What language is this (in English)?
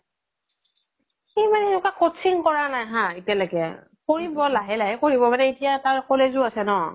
Assamese